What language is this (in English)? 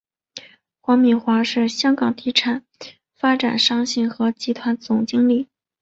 Chinese